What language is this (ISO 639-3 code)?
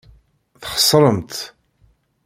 kab